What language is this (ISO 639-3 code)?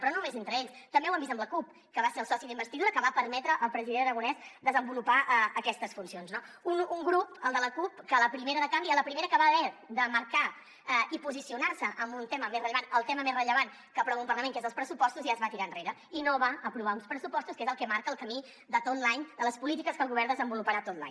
cat